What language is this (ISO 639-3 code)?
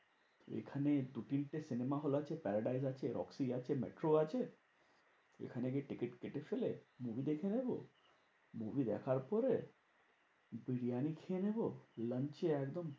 ben